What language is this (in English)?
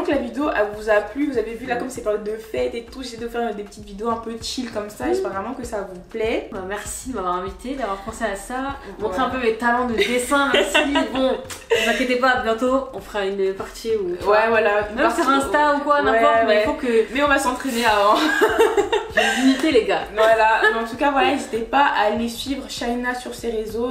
French